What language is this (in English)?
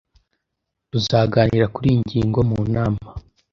Kinyarwanda